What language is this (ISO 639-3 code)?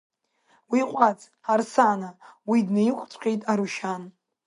abk